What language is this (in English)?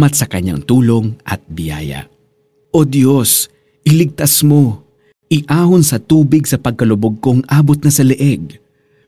Filipino